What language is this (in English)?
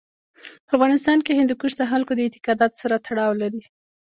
Pashto